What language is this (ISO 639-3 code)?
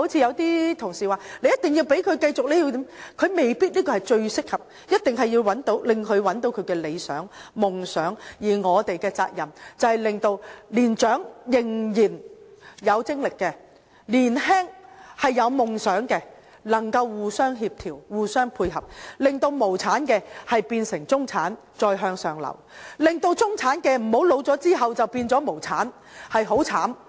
yue